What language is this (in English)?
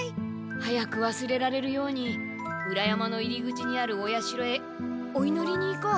Japanese